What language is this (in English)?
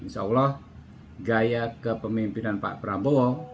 Indonesian